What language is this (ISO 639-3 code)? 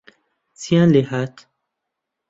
ckb